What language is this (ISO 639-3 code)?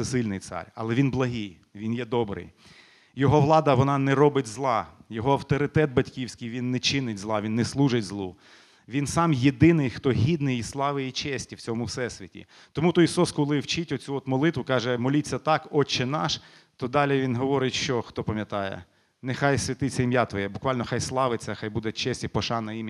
ukr